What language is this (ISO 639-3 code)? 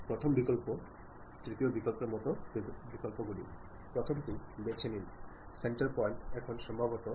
mal